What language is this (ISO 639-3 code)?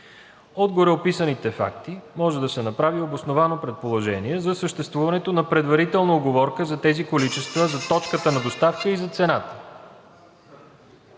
bul